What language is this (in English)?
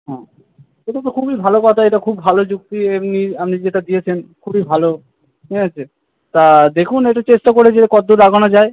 Bangla